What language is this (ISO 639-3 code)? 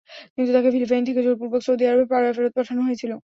ben